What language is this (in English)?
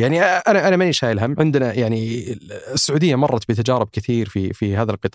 Arabic